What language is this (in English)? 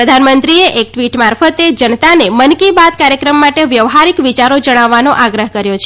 Gujarati